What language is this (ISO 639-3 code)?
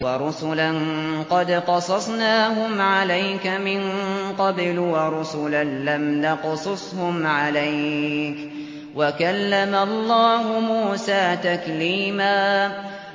ara